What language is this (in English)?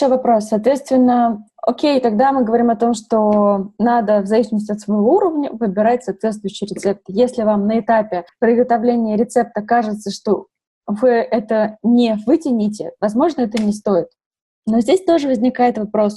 Russian